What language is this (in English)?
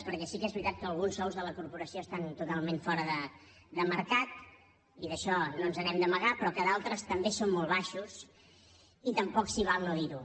Catalan